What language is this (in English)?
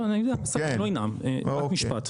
Hebrew